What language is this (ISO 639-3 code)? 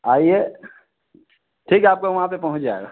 hin